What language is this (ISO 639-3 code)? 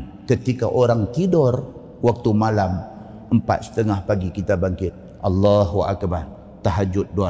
msa